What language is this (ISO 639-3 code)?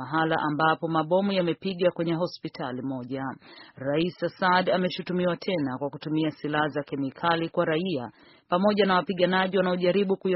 swa